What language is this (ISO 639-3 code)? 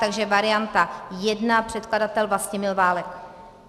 ces